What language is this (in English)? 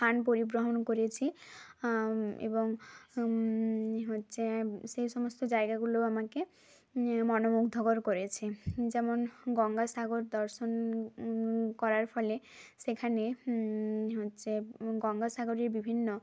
Bangla